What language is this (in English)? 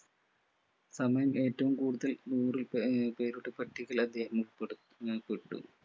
Malayalam